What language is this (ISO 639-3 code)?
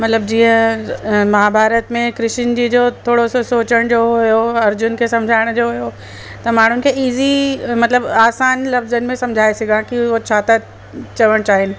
snd